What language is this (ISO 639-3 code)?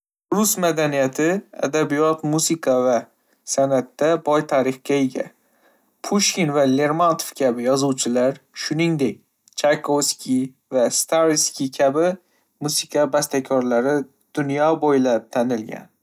uzb